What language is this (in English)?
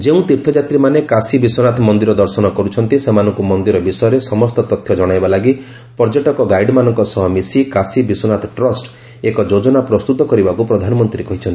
Odia